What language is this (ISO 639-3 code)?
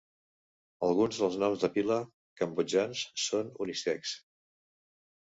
cat